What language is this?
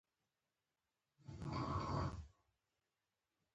Pashto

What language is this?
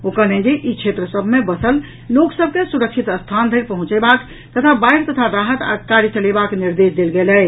Maithili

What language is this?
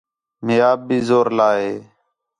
Khetrani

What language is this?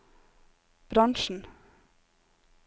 Norwegian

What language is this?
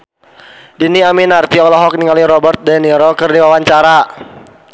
Sundanese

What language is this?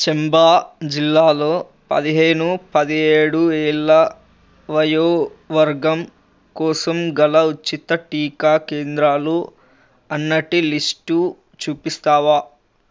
Telugu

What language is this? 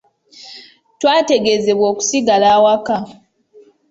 Ganda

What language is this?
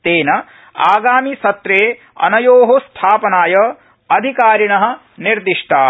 Sanskrit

